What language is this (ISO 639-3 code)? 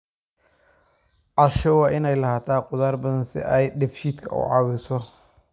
som